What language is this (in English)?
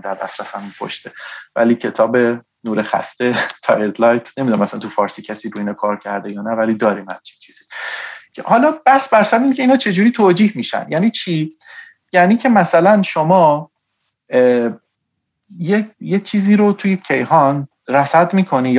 Persian